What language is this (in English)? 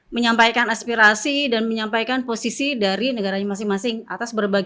Indonesian